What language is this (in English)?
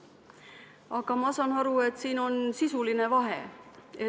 Estonian